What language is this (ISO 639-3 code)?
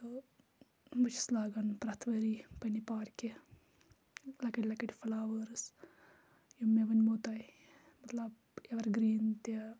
kas